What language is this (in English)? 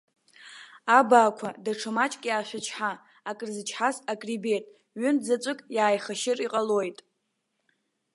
Abkhazian